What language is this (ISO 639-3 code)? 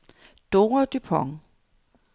dan